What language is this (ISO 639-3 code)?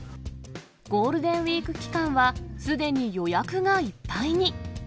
jpn